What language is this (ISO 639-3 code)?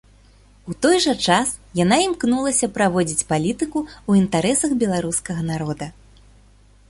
bel